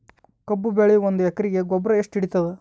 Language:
Kannada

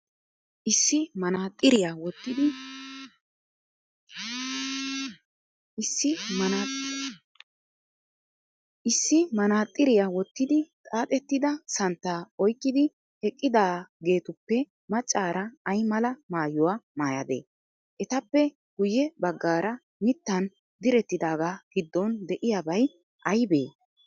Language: Wolaytta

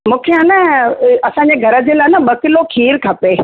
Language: Sindhi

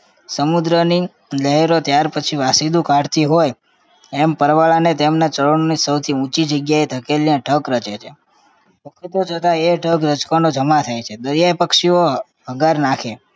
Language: Gujarati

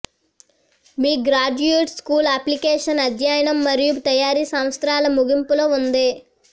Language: Telugu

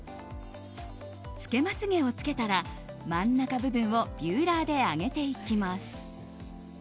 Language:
Japanese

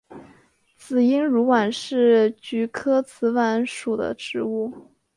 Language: Chinese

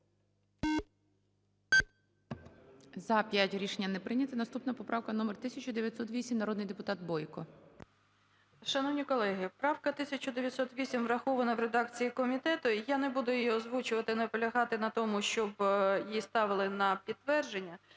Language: Ukrainian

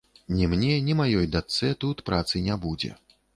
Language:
Belarusian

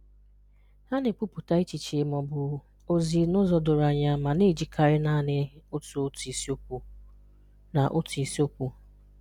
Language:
Igbo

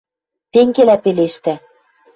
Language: Western Mari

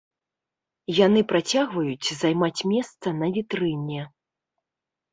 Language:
Belarusian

